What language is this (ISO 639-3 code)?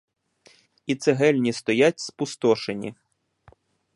ukr